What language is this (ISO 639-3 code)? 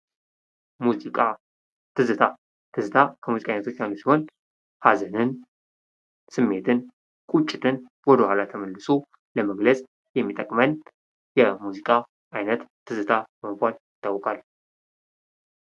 amh